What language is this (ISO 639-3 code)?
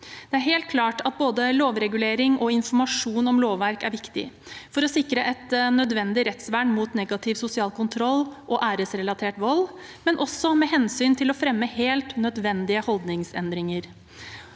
nor